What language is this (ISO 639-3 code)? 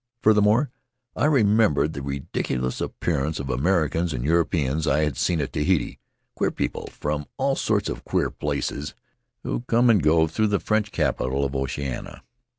eng